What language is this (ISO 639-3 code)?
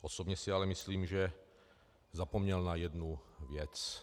ces